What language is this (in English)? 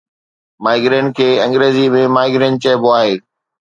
Sindhi